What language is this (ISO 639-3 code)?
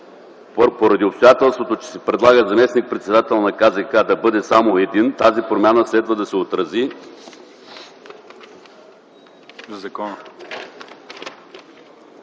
bul